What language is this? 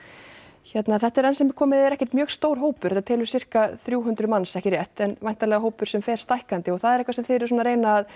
Icelandic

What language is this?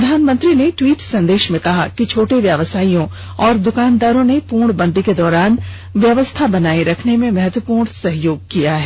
Hindi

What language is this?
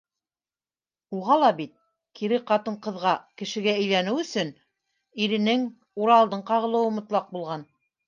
Bashkir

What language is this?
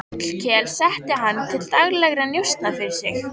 Icelandic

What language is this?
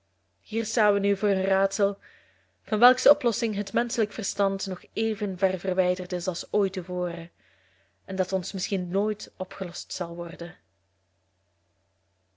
Dutch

